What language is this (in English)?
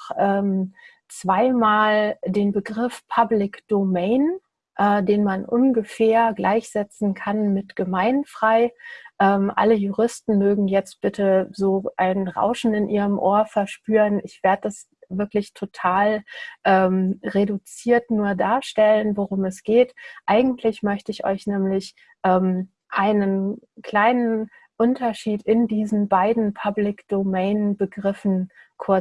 German